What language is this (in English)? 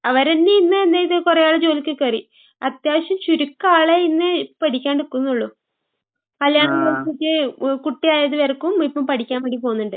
Malayalam